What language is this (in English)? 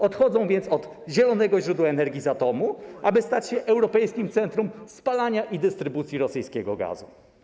Polish